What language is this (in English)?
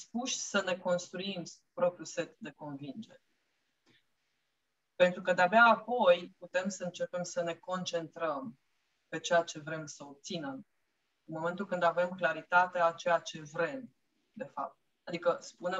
Romanian